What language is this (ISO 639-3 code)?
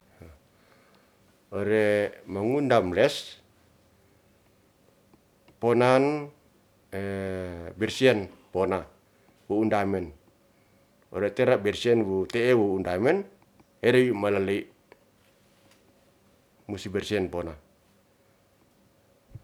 rth